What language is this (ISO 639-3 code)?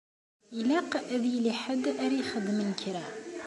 kab